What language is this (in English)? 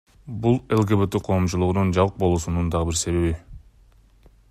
Kyrgyz